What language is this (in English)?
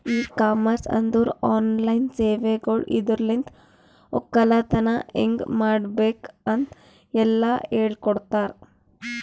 Kannada